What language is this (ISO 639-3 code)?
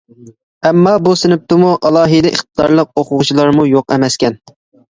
uig